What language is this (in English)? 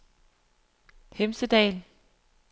Danish